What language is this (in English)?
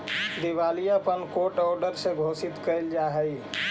Magahi